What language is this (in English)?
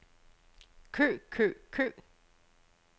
Danish